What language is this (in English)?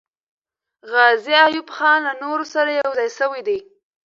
Pashto